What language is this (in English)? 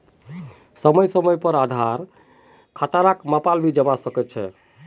Magahi